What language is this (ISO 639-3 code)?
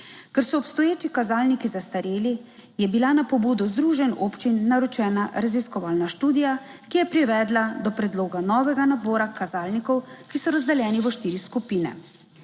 slv